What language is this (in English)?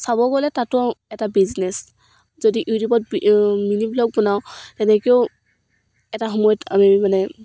Assamese